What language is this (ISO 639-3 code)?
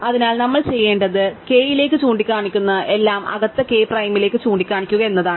mal